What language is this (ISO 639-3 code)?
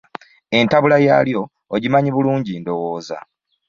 lug